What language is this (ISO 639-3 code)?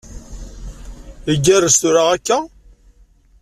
kab